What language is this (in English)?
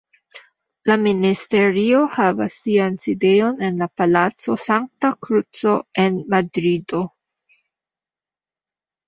Esperanto